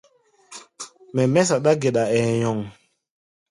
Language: Gbaya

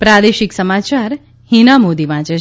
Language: Gujarati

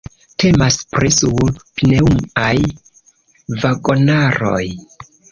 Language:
Esperanto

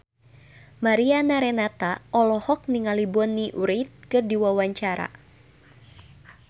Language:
Sundanese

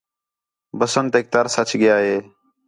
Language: Khetrani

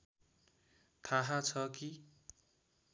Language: Nepali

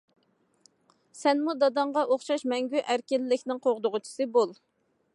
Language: Uyghur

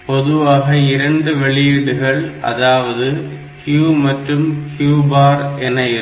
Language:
Tamil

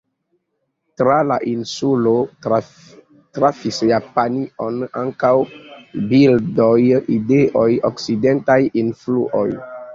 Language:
Esperanto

